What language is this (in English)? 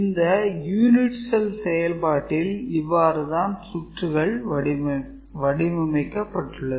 Tamil